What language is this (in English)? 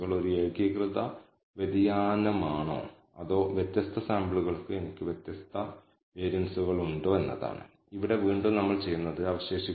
Malayalam